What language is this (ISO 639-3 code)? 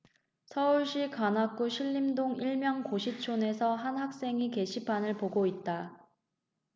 kor